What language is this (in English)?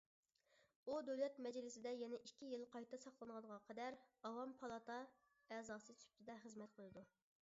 Uyghur